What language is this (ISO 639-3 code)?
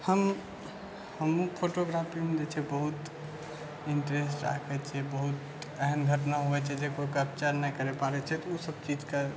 mai